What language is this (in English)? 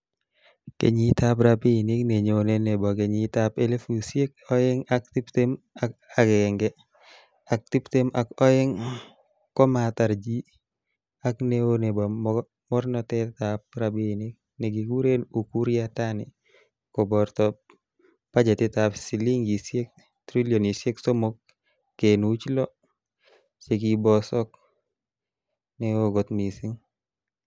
Kalenjin